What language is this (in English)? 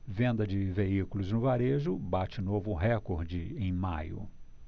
Portuguese